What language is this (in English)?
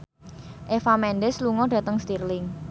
Javanese